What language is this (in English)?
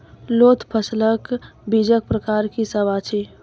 Maithili